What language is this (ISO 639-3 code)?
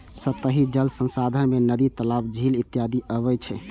mai